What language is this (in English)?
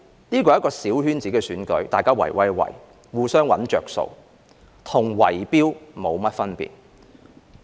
Cantonese